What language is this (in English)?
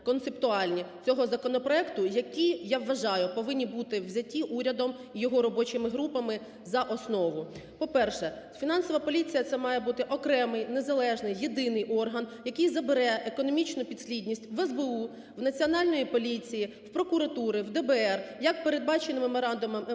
Ukrainian